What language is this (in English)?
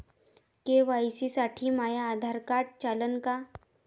Marathi